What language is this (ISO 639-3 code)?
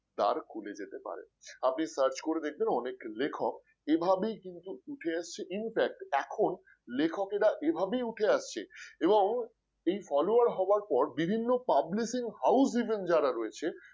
ben